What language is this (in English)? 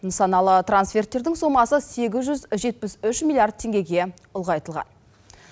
Kazakh